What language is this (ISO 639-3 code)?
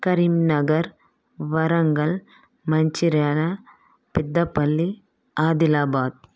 tel